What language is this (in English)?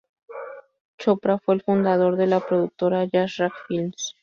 Spanish